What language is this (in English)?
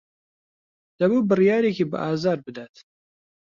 Central Kurdish